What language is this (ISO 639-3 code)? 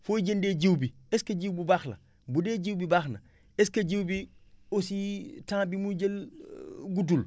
wol